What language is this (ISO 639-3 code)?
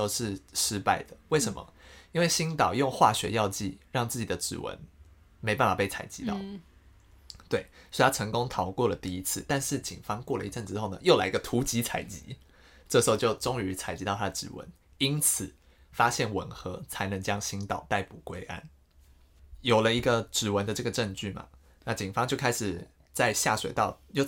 zho